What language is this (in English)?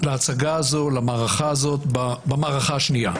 Hebrew